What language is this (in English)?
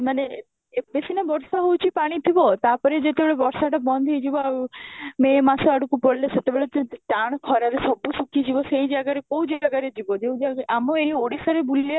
Odia